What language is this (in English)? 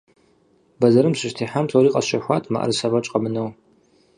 Kabardian